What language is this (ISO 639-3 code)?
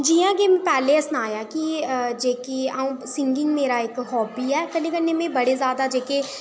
doi